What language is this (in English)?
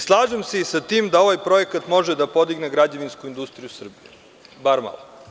Serbian